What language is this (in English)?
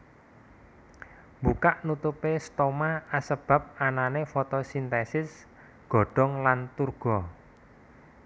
Javanese